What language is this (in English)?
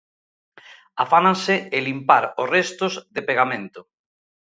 Galician